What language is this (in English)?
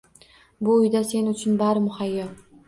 Uzbek